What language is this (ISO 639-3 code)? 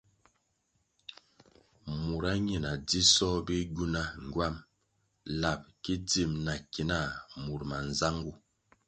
nmg